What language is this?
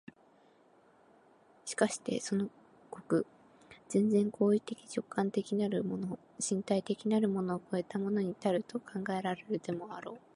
Japanese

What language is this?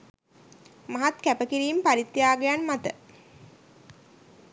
Sinhala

